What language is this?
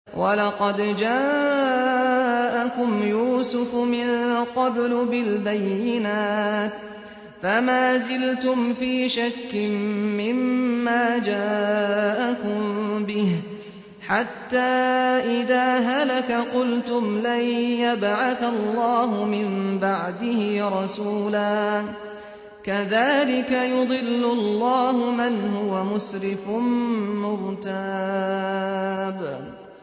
Arabic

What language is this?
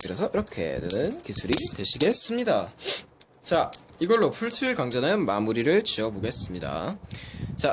Korean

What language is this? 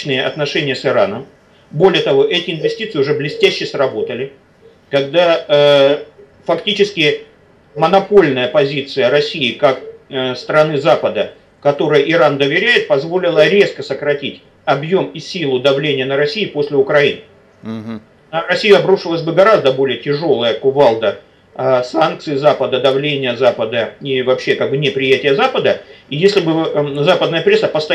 Russian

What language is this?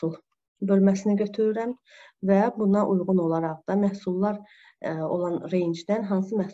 Turkish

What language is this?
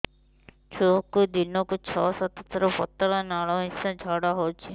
Odia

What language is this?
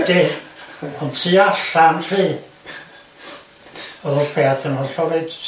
Welsh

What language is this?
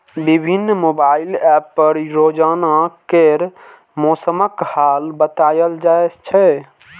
Maithili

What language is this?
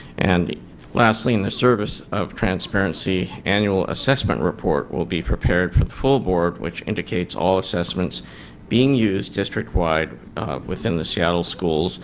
English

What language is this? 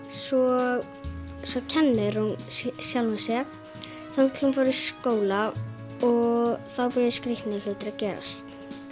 Icelandic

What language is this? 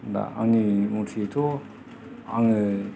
Bodo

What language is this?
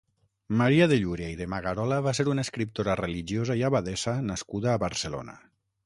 Catalan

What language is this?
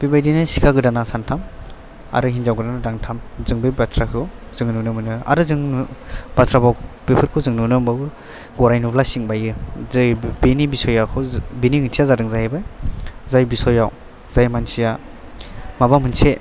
Bodo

